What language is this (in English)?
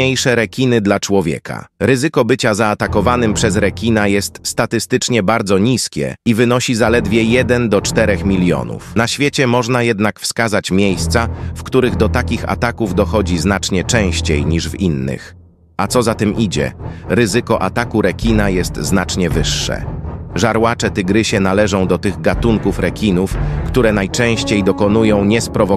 Polish